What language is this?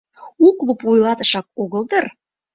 Mari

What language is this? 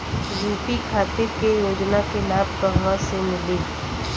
Bhojpuri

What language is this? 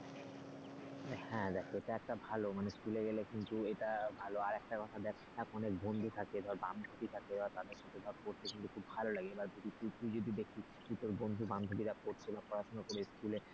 Bangla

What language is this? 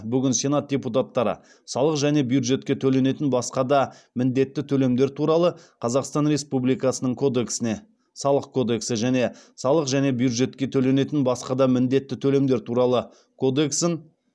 Kazakh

